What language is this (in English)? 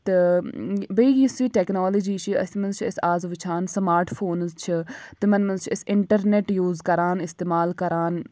Kashmiri